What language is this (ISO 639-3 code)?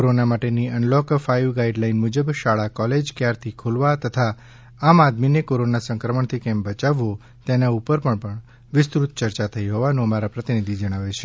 guj